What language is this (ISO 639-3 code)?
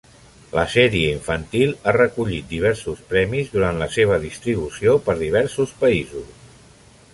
cat